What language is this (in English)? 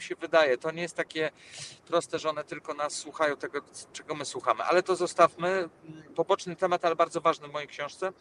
Polish